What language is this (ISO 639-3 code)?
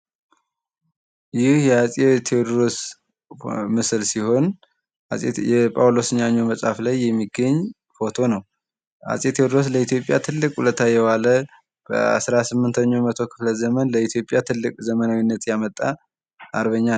amh